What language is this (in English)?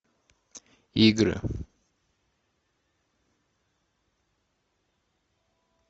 Russian